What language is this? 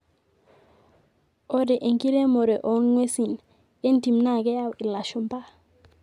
Masai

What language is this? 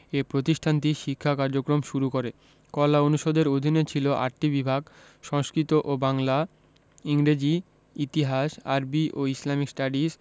Bangla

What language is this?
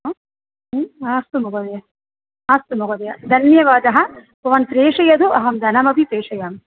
Sanskrit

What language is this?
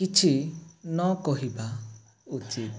Odia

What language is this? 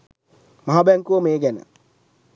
Sinhala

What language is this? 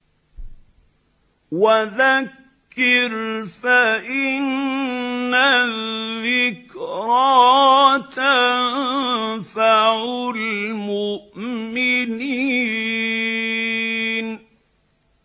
Arabic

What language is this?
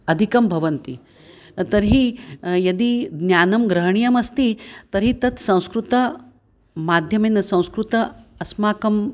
Sanskrit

